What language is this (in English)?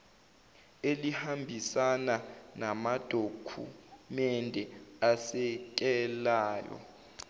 Zulu